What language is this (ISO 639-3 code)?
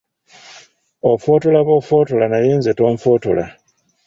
lug